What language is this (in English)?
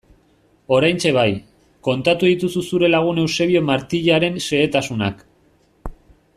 Basque